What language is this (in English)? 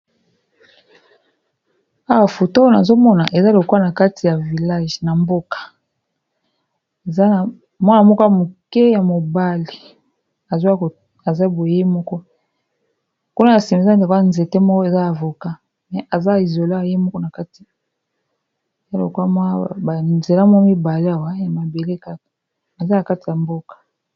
Lingala